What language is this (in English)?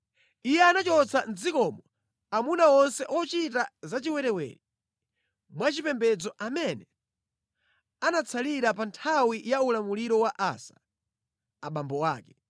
Nyanja